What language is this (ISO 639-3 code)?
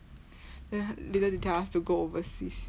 eng